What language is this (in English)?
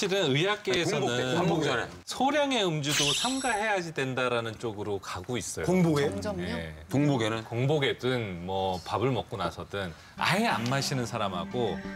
Korean